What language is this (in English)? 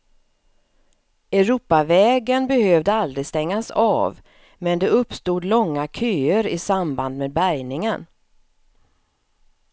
Swedish